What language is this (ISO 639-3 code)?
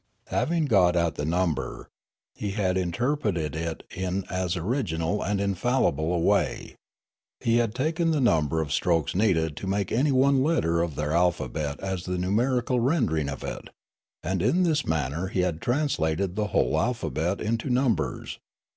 eng